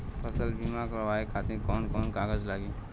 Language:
Bhojpuri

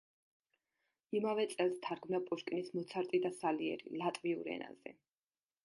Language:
Georgian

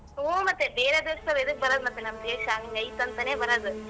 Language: Kannada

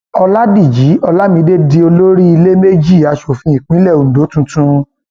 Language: Yoruba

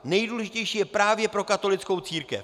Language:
Czech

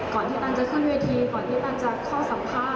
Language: Thai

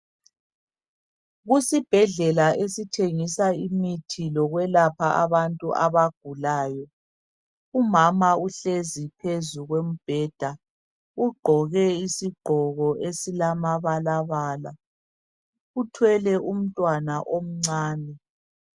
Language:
North Ndebele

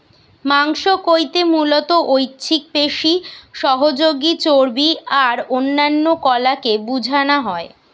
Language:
Bangla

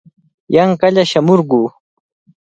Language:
Cajatambo North Lima Quechua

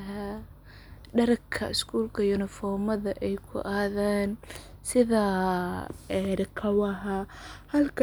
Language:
Somali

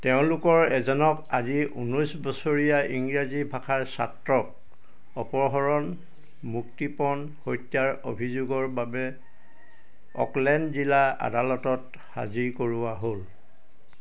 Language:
Assamese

